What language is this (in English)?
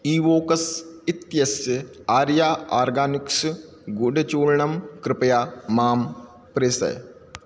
Sanskrit